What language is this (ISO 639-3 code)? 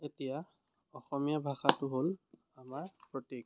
asm